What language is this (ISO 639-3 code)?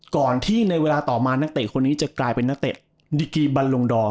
tha